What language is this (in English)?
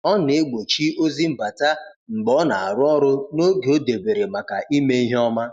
Igbo